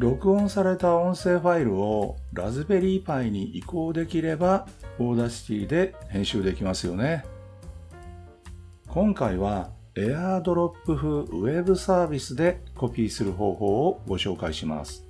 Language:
Japanese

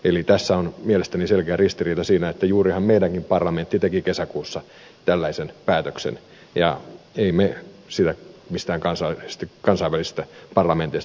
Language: Finnish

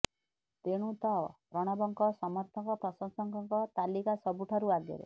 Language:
Odia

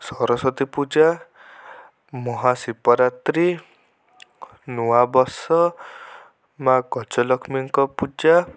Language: Odia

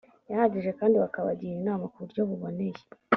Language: Kinyarwanda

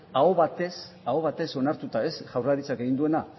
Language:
Basque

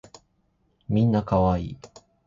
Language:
Japanese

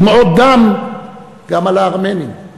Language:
Hebrew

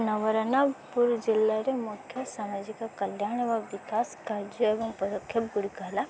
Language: Odia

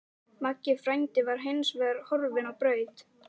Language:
Icelandic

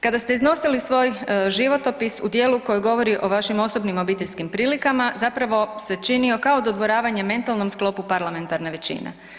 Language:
Croatian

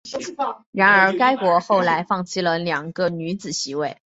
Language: Chinese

